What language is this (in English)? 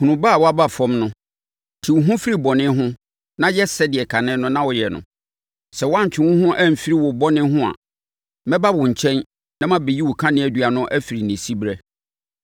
Akan